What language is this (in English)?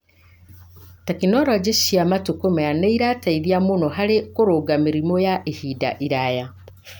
Kikuyu